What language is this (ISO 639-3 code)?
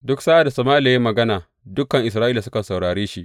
hau